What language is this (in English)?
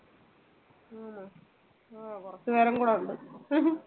Malayalam